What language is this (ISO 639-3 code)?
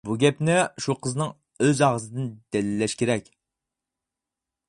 uig